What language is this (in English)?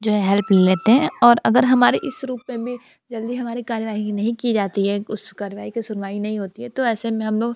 Hindi